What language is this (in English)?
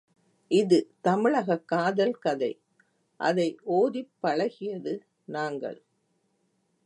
Tamil